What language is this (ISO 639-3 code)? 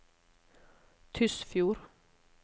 nor